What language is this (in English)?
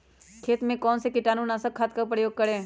Magahi